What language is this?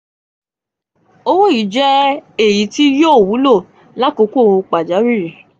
Yoruba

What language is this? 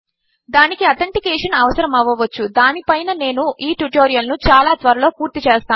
Telugu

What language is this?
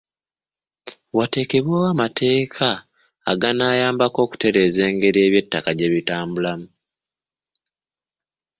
Ganda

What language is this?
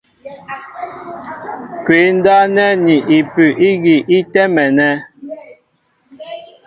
Mbo (Cameroon)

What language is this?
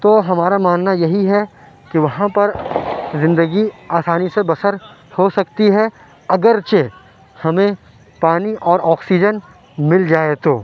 Urdu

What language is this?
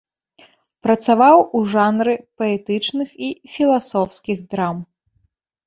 Belarusian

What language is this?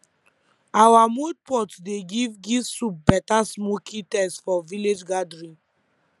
Nigerian Pidgin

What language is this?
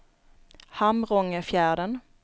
Swedish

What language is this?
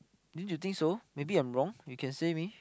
English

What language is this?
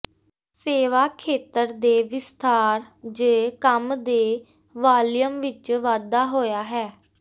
Punjabi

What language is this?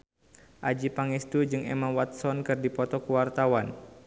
Sundanese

